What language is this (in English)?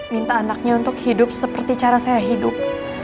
Indonesian